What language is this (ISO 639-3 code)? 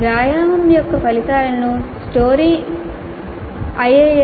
tel